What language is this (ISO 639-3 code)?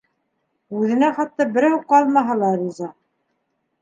bak